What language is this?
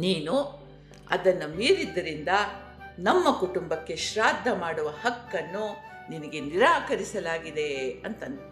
Kannada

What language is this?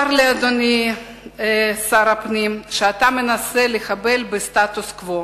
Hebrew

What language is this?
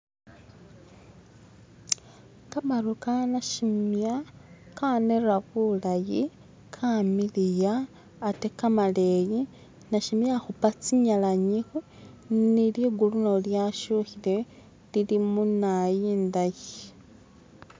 Masaaba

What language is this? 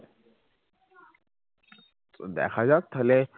Bangla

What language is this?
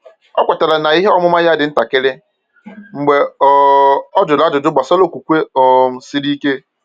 Igbo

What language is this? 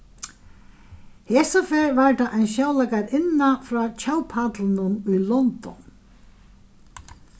Faroese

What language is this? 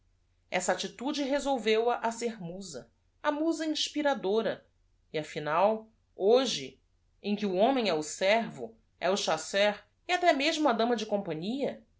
Portuguese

